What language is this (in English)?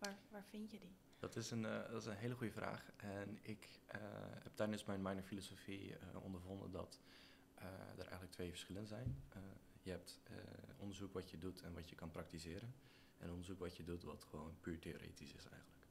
Dutch